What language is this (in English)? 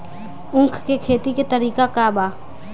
Bhojpuri